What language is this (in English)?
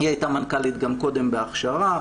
Hebrew